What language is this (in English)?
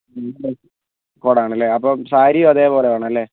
Malayalam